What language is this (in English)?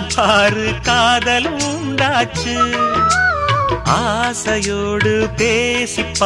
Tamil